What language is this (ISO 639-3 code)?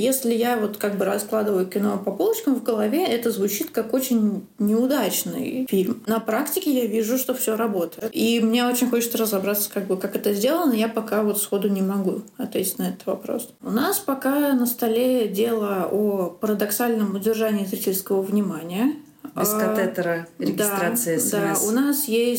rus